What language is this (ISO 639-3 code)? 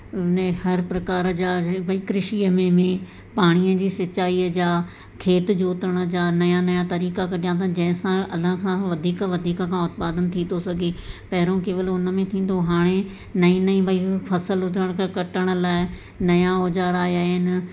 snd